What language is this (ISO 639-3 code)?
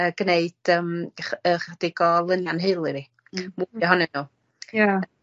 cym